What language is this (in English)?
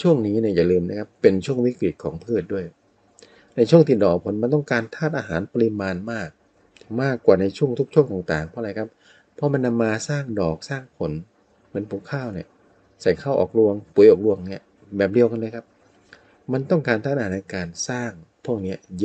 Thai